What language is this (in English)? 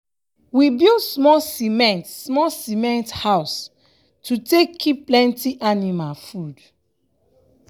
Nigerian Pidgin